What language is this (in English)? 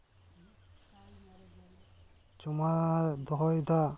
Santali